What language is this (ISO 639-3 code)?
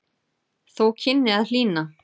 isl